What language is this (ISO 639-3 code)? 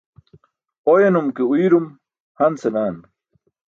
bsk